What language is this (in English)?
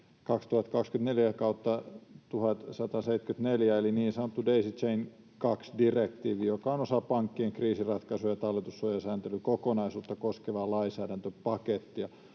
Finnish